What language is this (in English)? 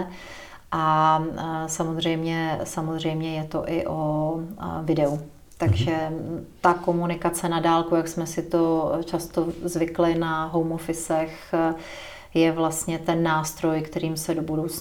Czech